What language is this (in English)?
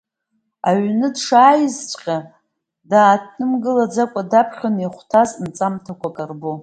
Abkhazian